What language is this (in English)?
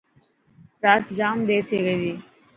Dhatki